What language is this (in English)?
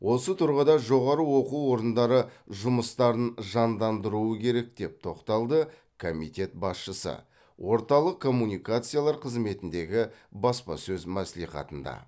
Kazakh